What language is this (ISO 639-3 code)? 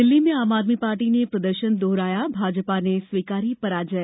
hin